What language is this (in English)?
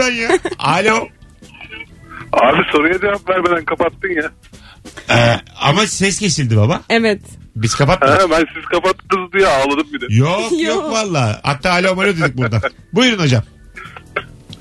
Turkish